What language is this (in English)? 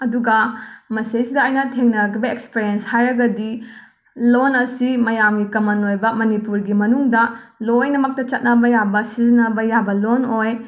Manipuri